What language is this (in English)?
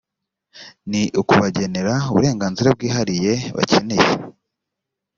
Kinyarwanda